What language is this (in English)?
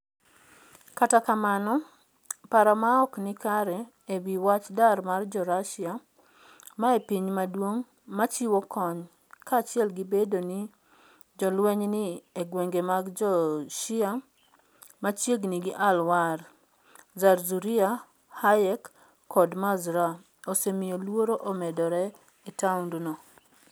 Luo (Kenya and Tanzania)